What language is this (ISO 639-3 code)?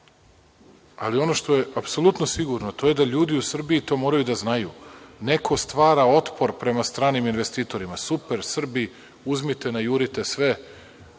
srp